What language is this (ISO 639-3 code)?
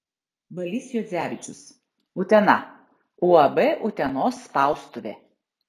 lit